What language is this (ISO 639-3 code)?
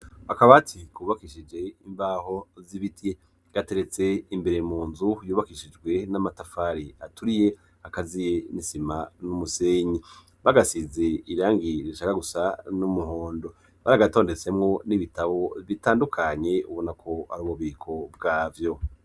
run